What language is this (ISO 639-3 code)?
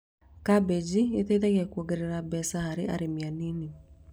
kik